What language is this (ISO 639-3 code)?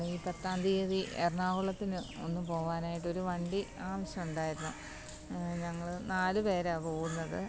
mal